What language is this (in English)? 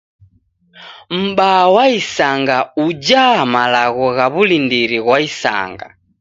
Taita